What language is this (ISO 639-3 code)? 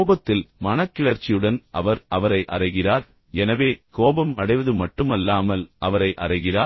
tam